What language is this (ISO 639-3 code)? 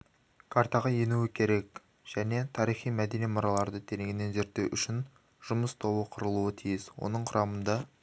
kaz